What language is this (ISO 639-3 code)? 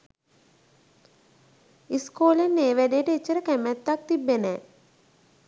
sin